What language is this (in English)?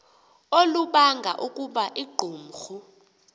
Xhosa